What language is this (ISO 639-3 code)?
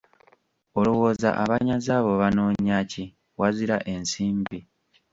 lug